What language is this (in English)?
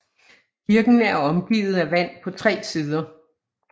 Danish